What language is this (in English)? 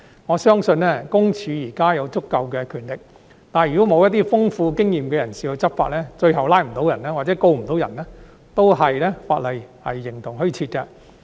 Cantonese